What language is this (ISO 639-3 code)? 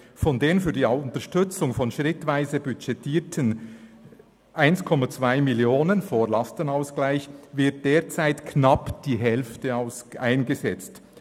gsw